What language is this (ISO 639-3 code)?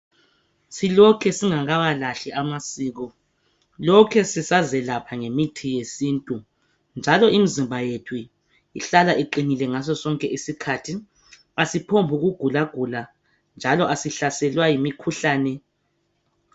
nde